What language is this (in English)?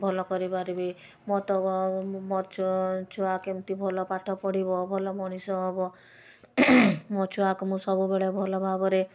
Odia